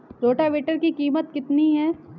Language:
Hindi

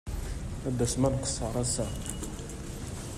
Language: Kabyle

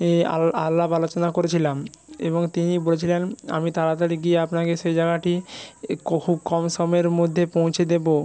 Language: Bangla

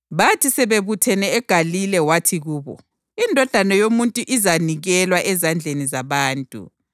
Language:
North Ndebele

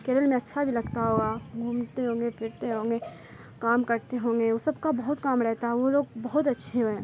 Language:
Urdu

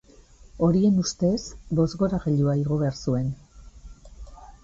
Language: Basque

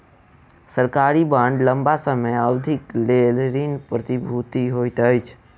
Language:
Maithili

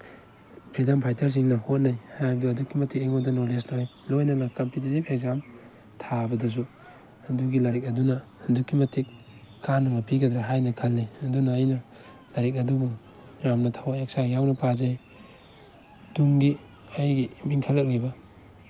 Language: Manipuri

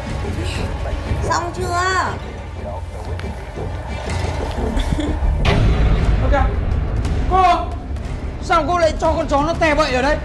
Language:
Vietnamese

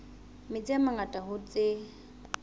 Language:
Southern Sotho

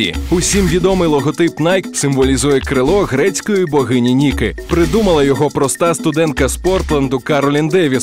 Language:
Ukrainian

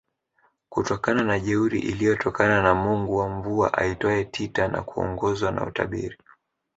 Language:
Swahili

